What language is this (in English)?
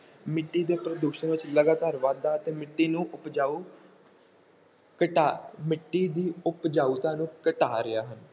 Punjabi